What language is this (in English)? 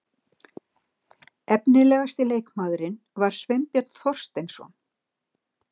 Icelandic